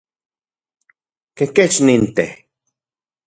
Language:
Central Puebla Nahuatl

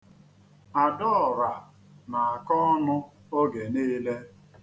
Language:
Igbo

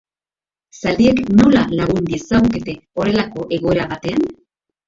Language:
Basque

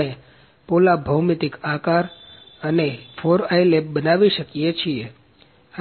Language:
Gujarati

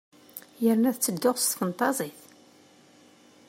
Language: Kabyle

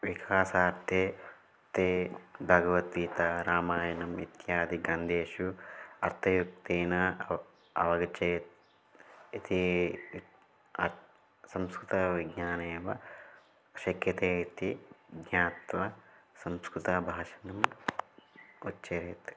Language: Sanskrit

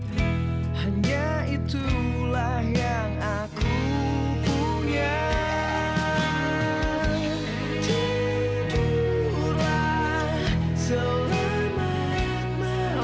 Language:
Indonesian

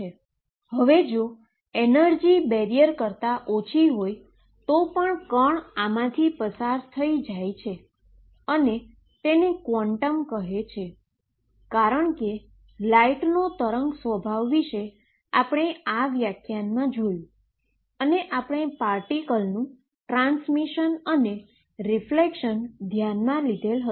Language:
Gujarati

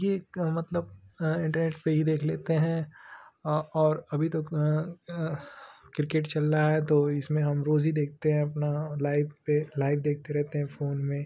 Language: Hindi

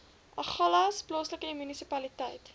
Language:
Afrikaans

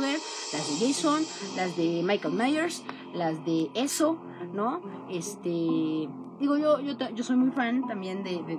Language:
Spanish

